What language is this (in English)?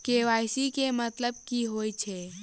Maithili